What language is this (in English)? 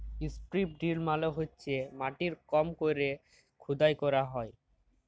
Bangla